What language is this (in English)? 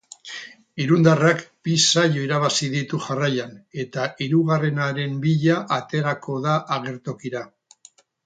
Basque